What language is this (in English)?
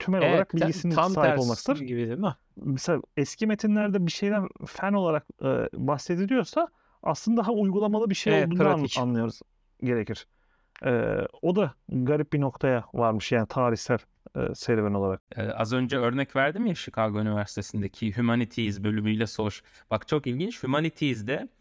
Turkish